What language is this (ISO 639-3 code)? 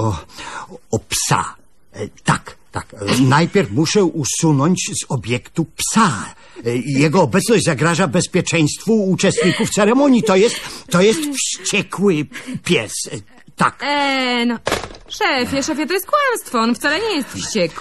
pol